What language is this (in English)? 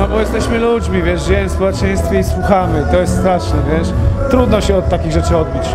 Polish